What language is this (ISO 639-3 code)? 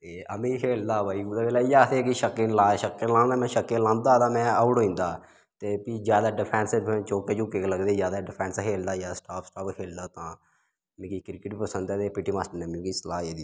doi